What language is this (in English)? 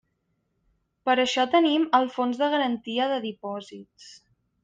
Catalan